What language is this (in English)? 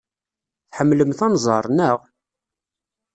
Kabyle